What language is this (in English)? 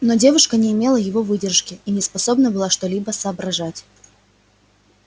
Russian